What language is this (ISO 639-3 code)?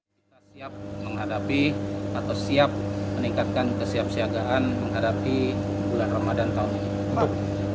ind